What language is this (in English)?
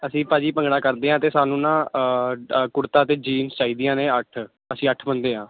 Punjabi